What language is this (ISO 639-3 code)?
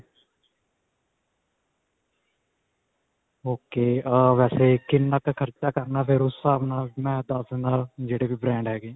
pan